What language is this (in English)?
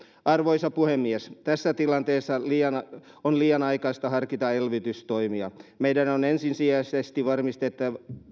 Finnish